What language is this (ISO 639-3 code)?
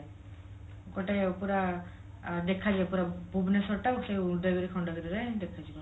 ori